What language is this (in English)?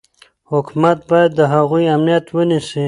Pashto